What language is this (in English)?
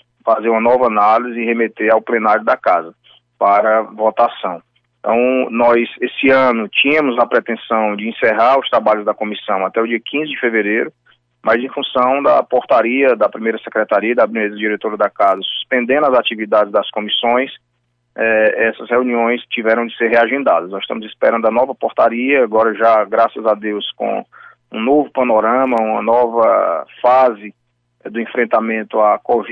Portuguese